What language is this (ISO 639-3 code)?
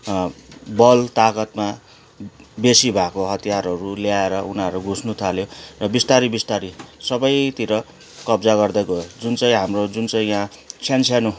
nep